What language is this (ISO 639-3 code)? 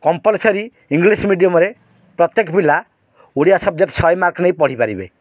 ori